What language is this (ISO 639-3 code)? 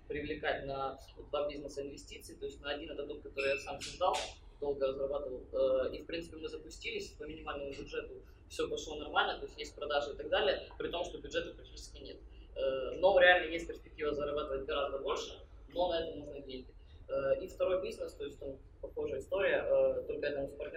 rus